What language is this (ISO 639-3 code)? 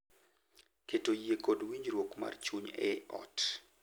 luo